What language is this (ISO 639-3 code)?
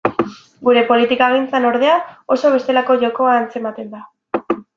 eus